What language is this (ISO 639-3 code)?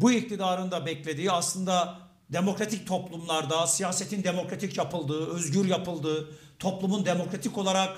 tur